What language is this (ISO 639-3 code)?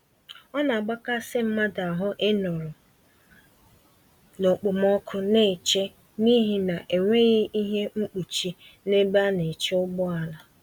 ibo